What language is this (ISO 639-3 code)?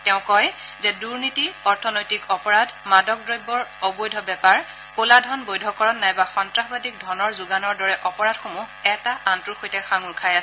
asm